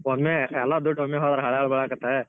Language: Kannada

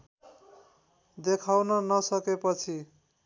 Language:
Nepali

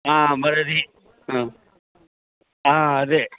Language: Telugu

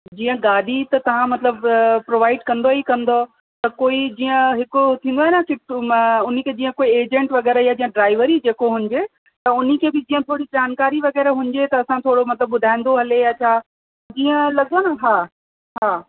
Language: Sindhi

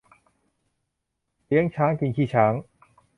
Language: Thai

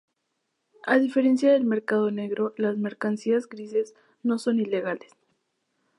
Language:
Spanish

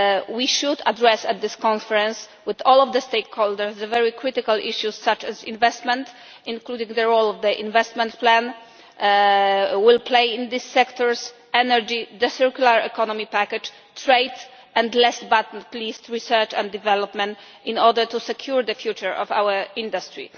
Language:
English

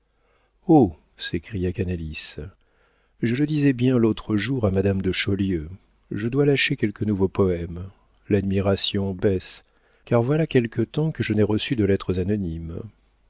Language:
French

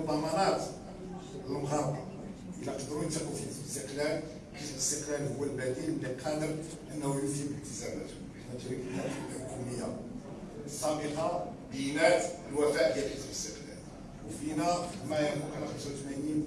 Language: Arabic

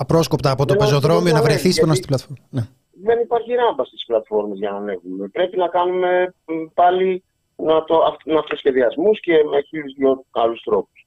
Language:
Greek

